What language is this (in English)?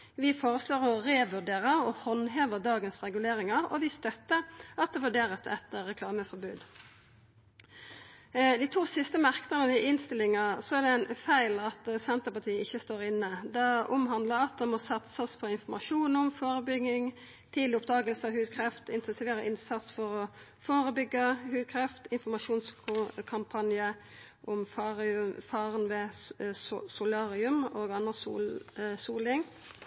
Norwegian Nynorsk